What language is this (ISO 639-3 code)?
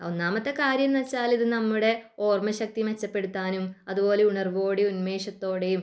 mal